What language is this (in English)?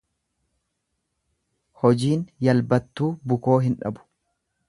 Oromo